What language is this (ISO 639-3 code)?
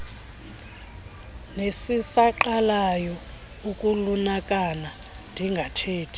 xho